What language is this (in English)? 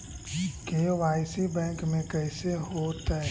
Magahi